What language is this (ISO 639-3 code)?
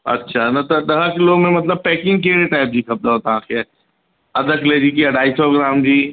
snd